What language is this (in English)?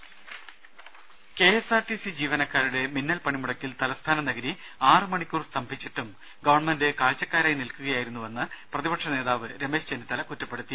Malayalam